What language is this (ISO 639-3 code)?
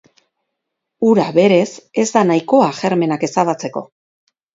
eus